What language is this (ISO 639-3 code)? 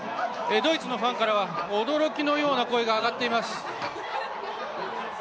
jpn